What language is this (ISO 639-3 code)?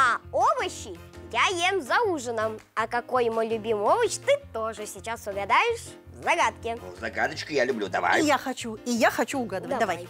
rus